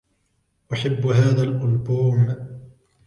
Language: Arabic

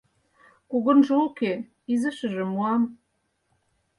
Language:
Mari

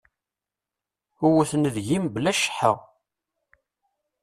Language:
Kabyle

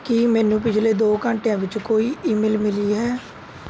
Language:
Punjabi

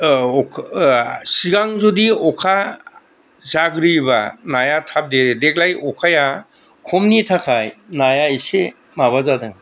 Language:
Bodo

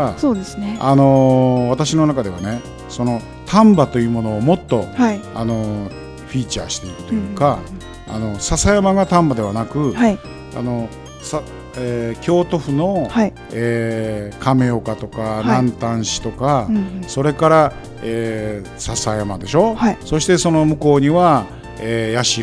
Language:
Japanese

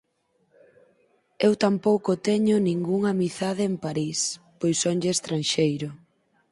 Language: Galician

